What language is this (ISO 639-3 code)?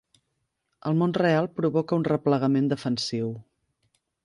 cat